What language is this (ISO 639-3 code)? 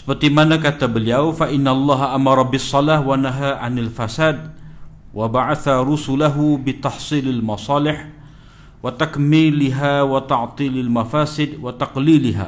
msa